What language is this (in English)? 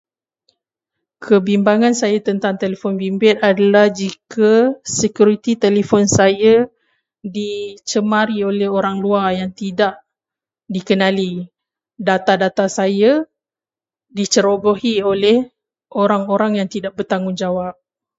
Malay